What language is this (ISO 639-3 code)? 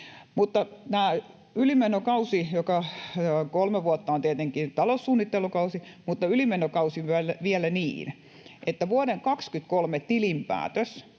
fin